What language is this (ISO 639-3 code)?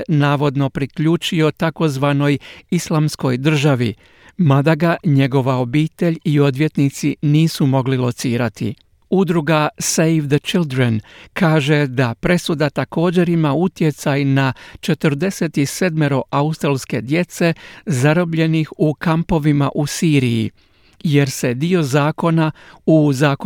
hrv